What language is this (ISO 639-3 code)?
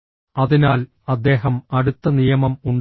mal